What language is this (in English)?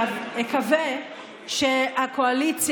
Hebrew